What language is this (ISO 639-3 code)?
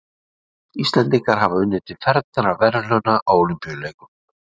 isl